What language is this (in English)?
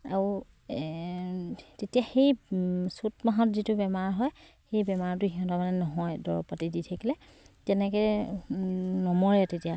Assamese